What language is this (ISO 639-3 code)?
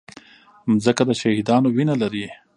pus